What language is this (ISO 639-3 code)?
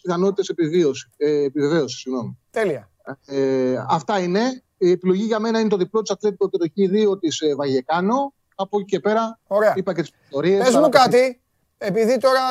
ell